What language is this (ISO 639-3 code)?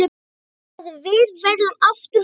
isl